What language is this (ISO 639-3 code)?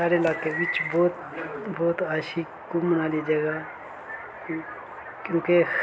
doi